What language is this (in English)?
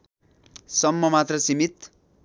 Nepali